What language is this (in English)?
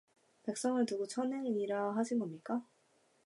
Korean